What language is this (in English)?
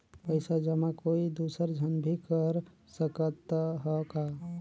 Chhattisgarhi